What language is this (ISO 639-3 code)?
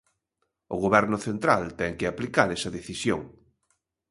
glg